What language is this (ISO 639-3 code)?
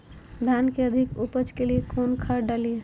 mag